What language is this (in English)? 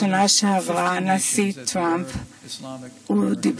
Hebrew